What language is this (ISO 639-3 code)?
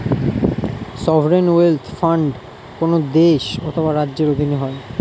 ben